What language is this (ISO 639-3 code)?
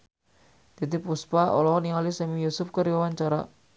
sun